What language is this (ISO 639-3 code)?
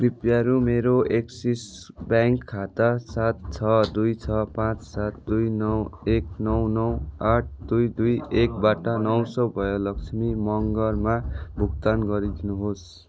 nep